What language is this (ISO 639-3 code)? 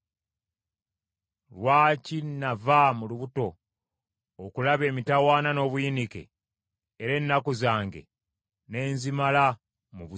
lug